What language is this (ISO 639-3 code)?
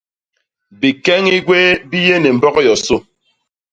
bas